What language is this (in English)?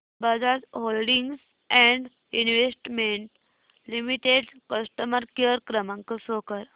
Marathi